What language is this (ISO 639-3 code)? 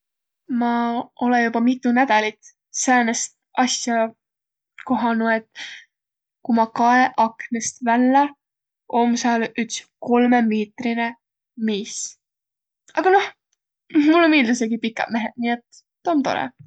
vro